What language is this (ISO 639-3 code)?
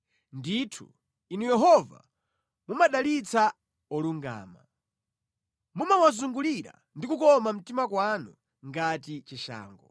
nya